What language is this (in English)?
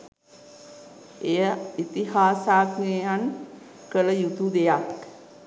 Sinhala